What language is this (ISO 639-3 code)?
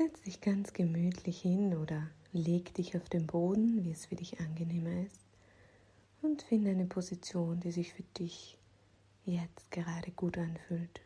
deu